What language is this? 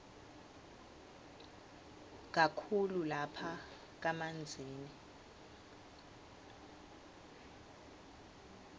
Swati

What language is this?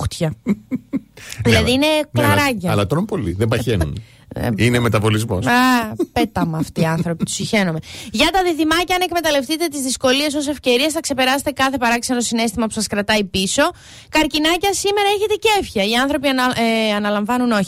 Greek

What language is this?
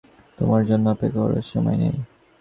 Bangla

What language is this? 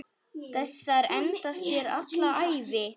Icelandic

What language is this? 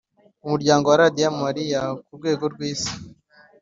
Kinyarwanda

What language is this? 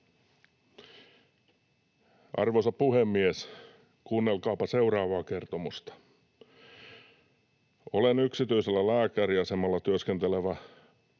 Finnish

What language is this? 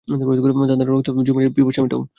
Bangla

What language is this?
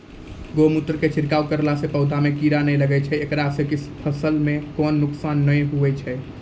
Maithili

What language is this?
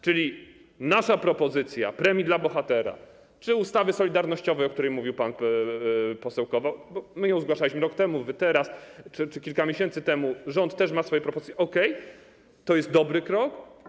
Polish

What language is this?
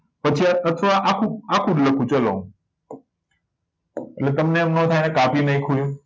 Gujarati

